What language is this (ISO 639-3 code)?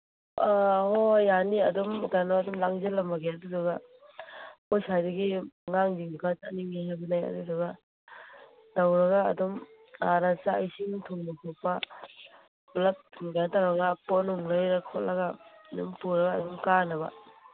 mni